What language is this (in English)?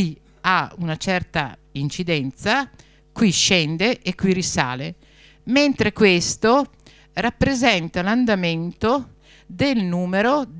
Italian